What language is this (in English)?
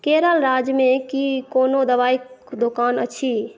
Maithili